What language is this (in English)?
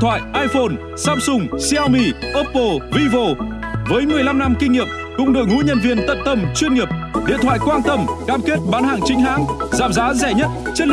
Vietnamese